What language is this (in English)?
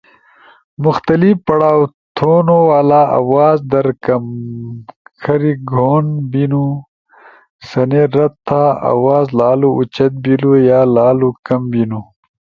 Ushojo